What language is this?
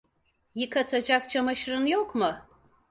Turkish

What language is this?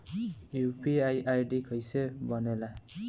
Bhojpuri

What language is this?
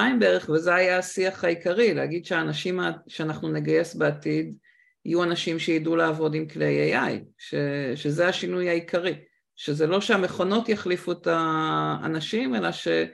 Hebrew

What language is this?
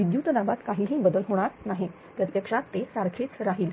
Marathi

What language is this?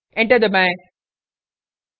Hindi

